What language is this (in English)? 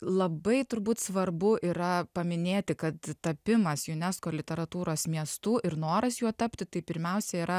Lithuanian